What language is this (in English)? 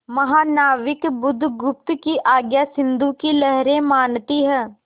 Hindi